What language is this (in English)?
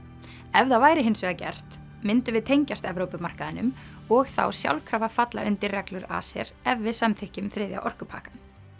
Icelandic